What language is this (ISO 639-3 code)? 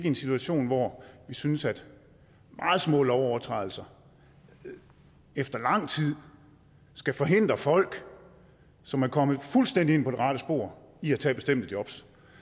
dan